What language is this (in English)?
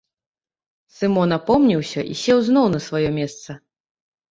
Belarusian